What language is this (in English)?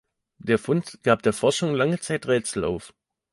German